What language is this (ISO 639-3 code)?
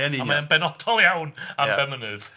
cym